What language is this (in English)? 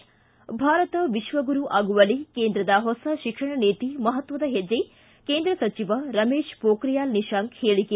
Kannada